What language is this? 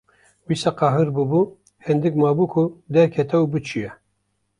Kurdish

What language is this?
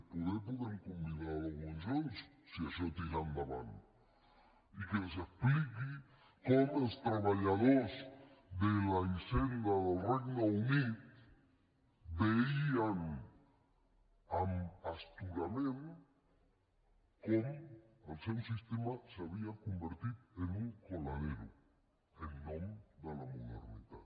Catalan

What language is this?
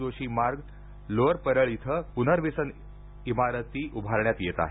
Marathi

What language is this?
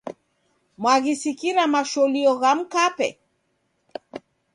Taita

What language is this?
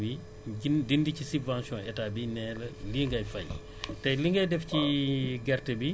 Wolof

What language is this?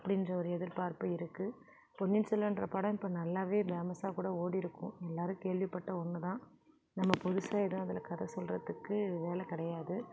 Tamil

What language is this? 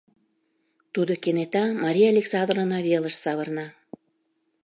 Mari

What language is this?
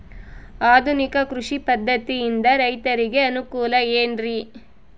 Kannada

